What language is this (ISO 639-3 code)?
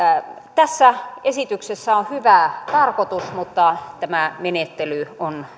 fin